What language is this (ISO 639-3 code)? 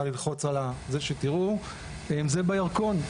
heb